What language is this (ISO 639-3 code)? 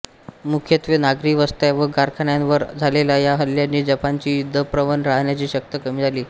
mar